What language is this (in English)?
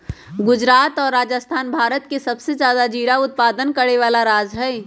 Magahi